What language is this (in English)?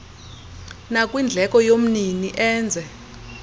Xhosa